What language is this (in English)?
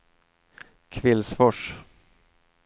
Swedish